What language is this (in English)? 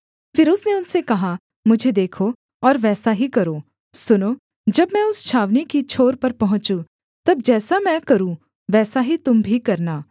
Hindi